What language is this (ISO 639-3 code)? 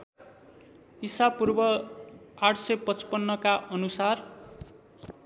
nep